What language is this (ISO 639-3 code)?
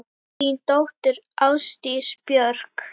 isl